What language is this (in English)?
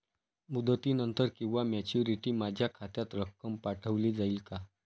Marathi